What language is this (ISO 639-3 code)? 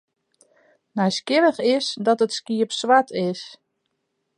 fry